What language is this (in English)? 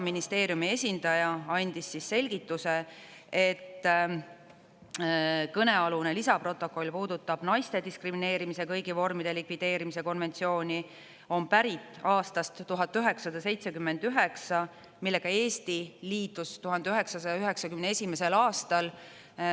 Estonian